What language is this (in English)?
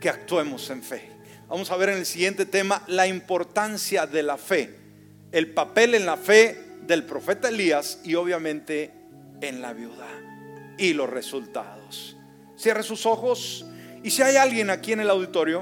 Spanish